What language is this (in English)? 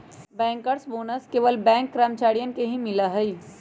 Magahi